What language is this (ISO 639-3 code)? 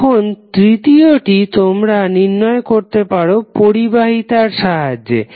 ben